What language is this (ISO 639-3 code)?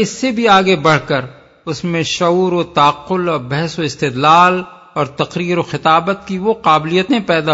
urd